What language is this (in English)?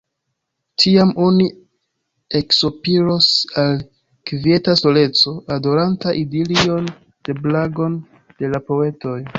Esperanto